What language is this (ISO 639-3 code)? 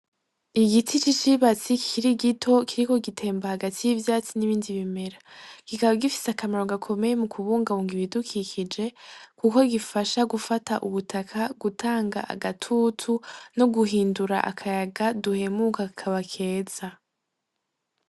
run